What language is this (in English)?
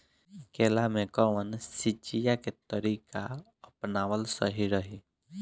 Bhojpuri